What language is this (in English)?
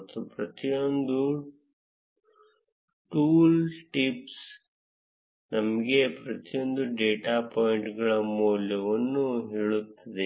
Kannada